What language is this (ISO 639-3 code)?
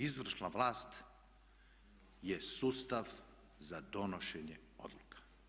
hrv